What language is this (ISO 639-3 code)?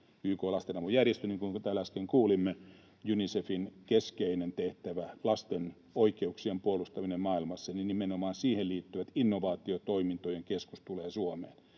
fin